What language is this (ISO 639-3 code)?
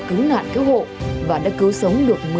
vie